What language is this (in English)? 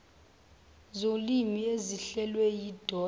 Zulu